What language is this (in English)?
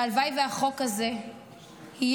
Hebrew